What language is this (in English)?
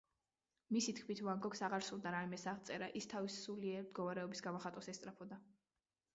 Georgian